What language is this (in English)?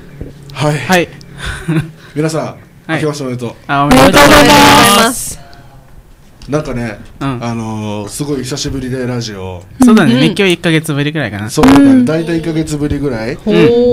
Japanese